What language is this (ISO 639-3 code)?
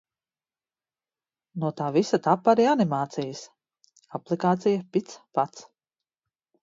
lav